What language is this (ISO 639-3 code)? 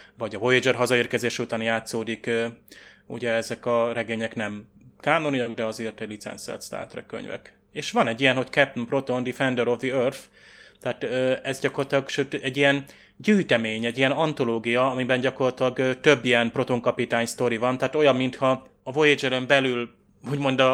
hun